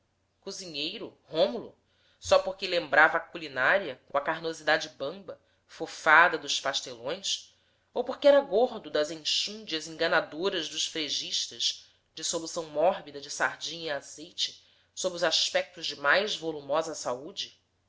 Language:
Portuguese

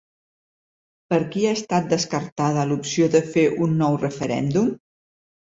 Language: Catalan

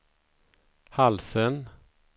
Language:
Swedish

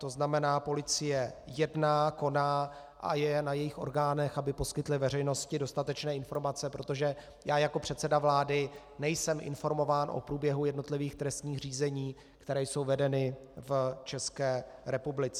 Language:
Czech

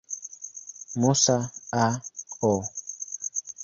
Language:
Swahili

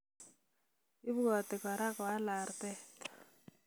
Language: Kalenjin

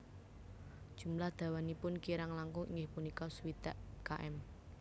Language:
Javanese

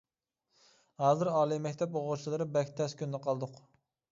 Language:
Uyghur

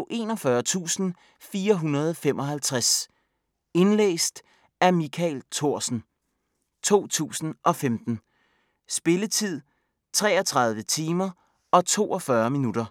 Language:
Danish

